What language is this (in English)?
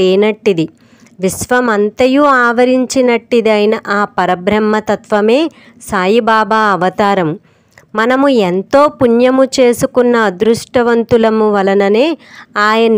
Telugu